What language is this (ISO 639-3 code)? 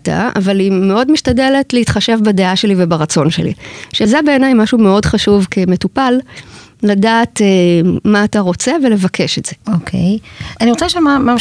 heb